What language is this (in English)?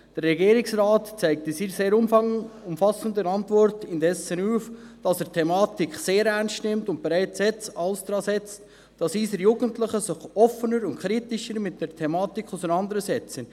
Swiss German